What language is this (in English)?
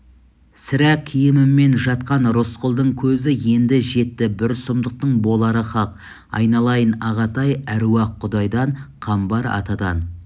Kazakh